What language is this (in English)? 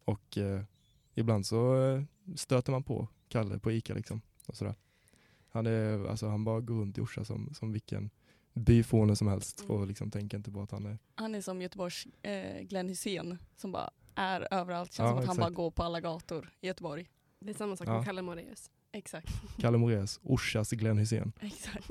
Swedish